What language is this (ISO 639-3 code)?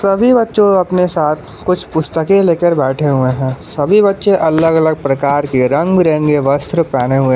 hin